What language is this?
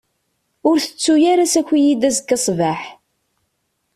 Kabyle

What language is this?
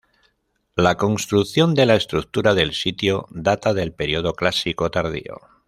Spanish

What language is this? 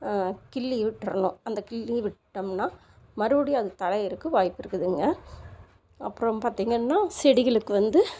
Tamil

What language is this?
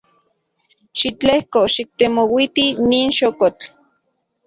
Central Puebla Nahuatl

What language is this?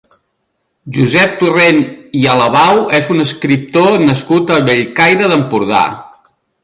Catalan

